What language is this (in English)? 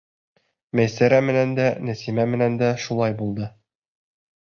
Bashkir